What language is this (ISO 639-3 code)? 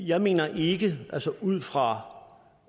dan